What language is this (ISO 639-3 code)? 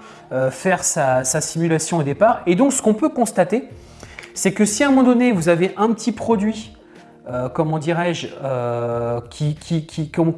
fra